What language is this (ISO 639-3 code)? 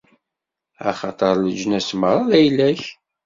kab